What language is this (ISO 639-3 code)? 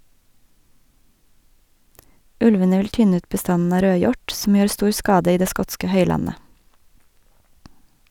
nor